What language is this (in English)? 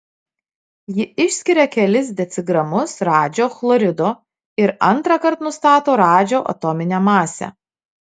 Lithuanian